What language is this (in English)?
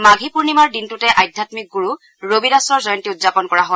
Assamese